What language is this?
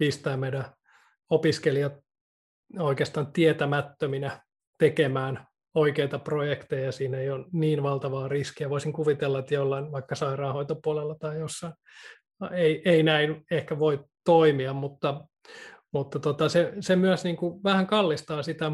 Finnish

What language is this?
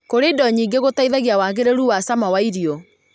Kikuyu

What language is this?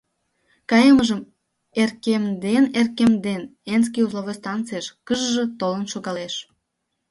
Mari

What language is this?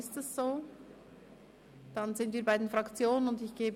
Swiss German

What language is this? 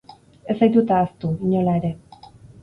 Basque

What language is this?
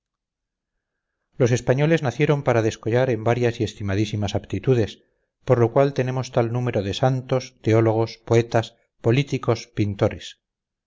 Spanish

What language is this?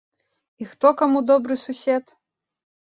Belarusian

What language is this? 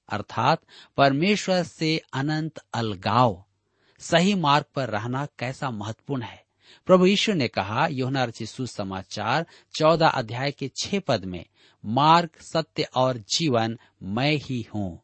Hindi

